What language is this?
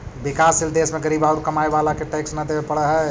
Magahi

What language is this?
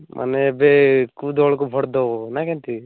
Odia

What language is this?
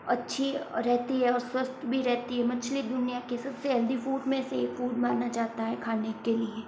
Hindi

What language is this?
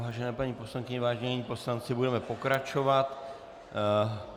Czech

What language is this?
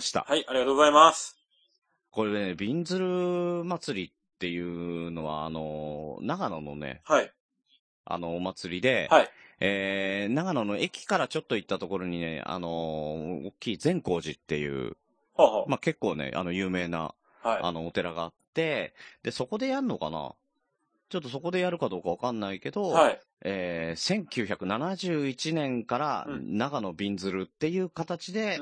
Japanese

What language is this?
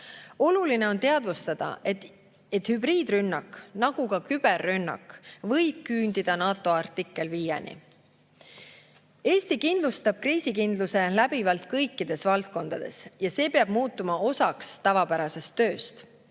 Estonian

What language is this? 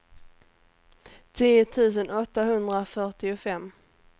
Swedish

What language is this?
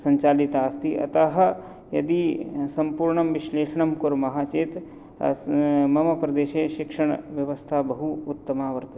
Sanskrit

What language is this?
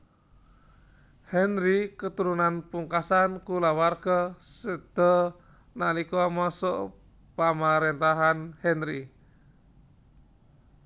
Javanese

